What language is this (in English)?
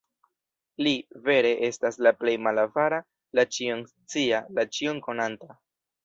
Esperanto